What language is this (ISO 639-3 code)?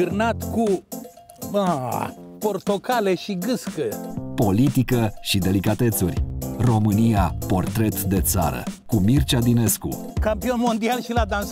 ron